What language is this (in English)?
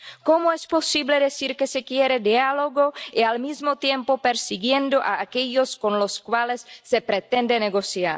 Spanish